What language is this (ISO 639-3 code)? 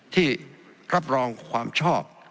tha